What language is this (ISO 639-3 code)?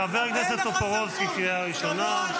heb